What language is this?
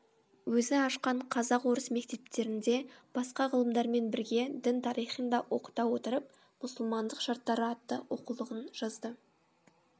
Kazakh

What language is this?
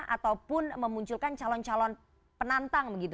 Indonesian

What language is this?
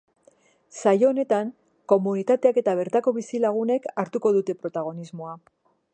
Basque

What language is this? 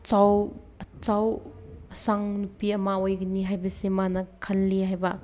Manipuri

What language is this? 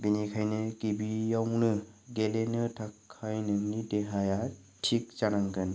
Bodo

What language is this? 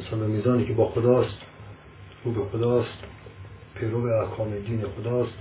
Persian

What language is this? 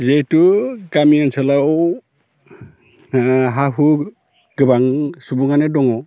Bodo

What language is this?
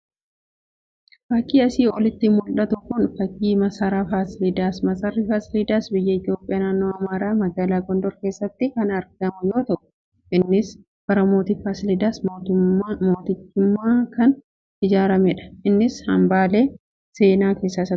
Oromo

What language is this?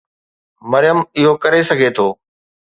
Sindhi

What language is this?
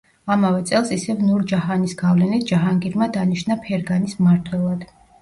Georgian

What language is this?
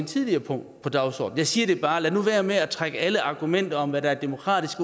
Danish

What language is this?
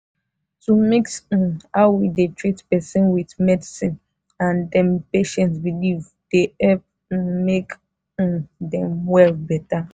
Nigerian Pidgin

